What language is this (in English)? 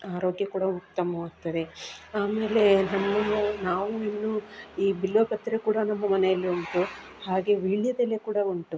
Kannada